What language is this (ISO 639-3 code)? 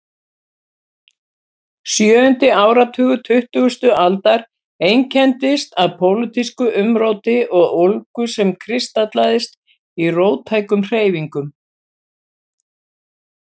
isl